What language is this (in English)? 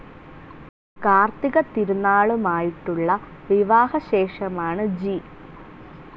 Malayalam